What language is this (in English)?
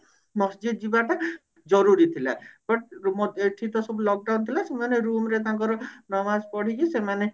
Odia